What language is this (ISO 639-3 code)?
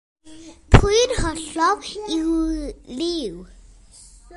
cym